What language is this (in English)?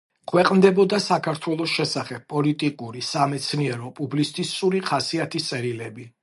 Georgian